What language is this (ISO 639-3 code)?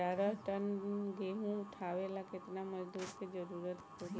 bho